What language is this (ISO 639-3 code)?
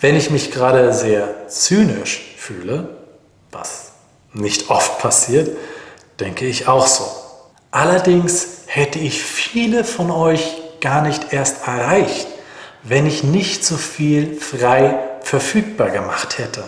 deu